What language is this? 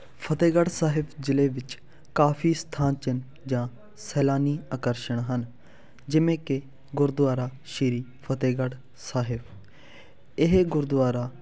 Punjabi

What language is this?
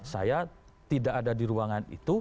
Indonesian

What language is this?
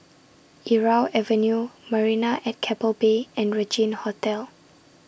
English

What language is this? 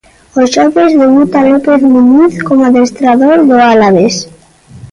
Galician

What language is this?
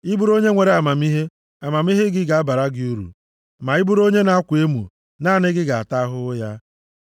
Igbo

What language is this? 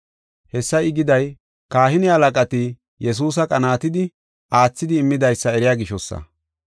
Gofa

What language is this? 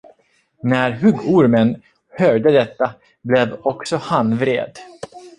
Swedish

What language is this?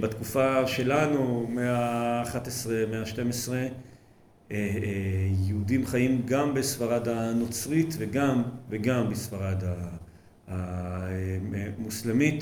Hebrew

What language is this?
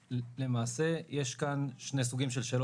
Hebrew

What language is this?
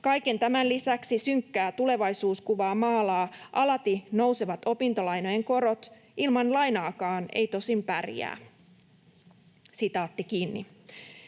Finnish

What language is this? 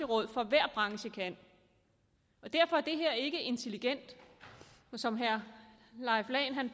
Danish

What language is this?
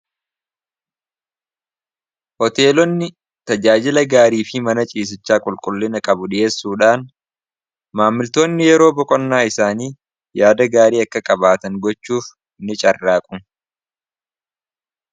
Oromo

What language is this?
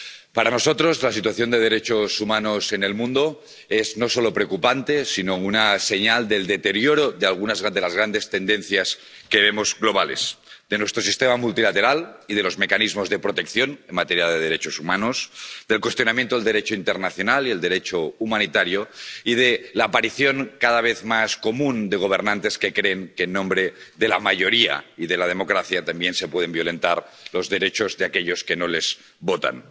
Spanish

